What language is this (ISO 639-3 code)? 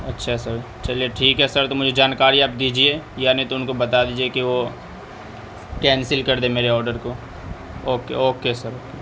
urd